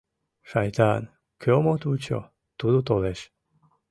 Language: Mari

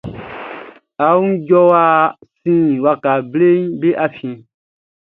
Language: Baoulé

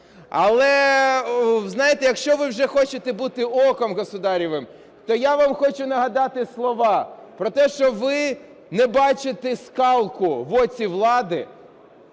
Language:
Ukrainian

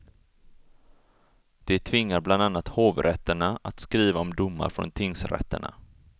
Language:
Swedish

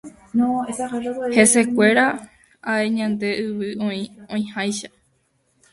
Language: Guarani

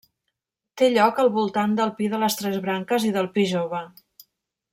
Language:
Catalan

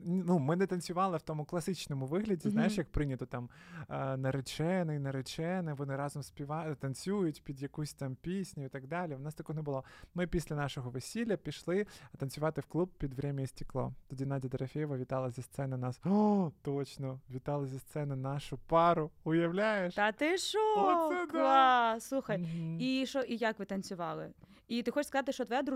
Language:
Ukrainian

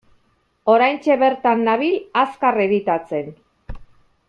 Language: Basque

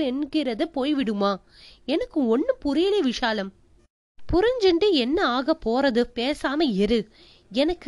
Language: Tamil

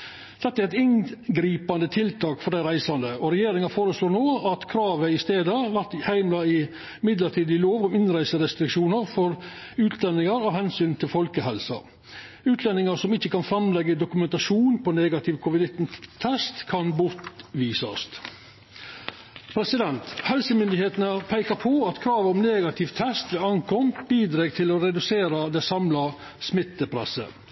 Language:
Norwegian Nynorsk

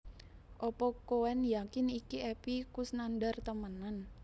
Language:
Javanese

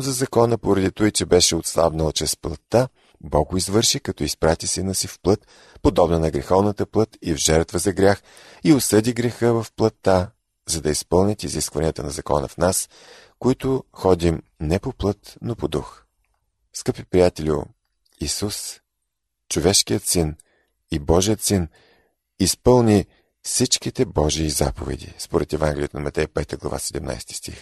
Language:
Bulgarian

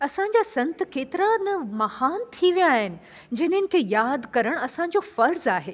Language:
Sindhi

